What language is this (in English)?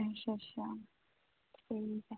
Dogri